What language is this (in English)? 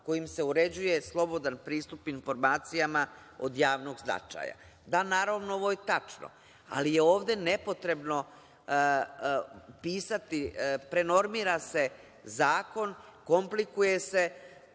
Serbian